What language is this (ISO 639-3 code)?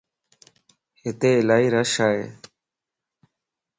lss